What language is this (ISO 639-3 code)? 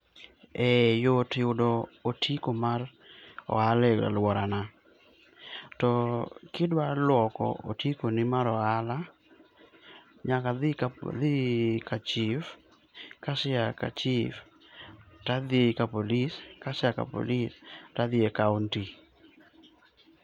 luo